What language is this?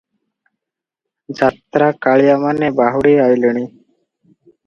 Odia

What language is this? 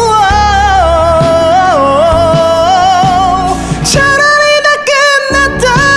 Korean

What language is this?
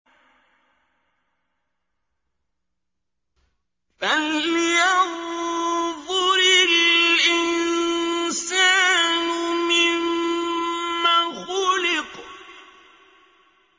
Arabic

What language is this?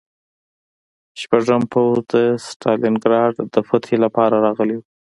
Pashto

